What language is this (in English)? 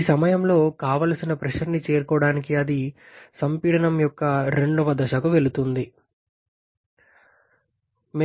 Telugu